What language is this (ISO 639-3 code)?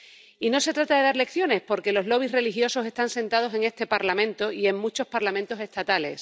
spa